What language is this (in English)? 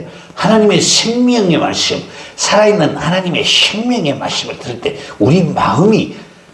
Korean